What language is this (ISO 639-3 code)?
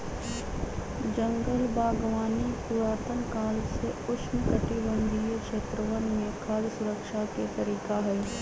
mag